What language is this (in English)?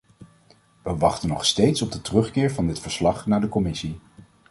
Dutch